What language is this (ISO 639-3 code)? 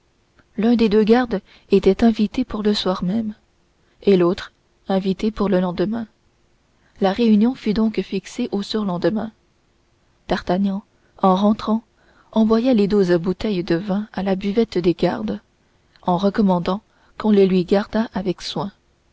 fra